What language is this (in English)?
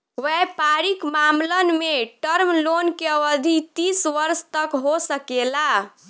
Bhojpuri